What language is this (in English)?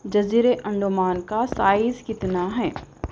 Urdu